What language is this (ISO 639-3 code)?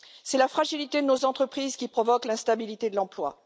fra